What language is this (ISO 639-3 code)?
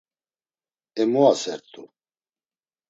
lzz